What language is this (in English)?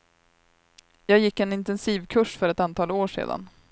Swedish